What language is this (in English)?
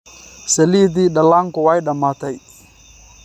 Somali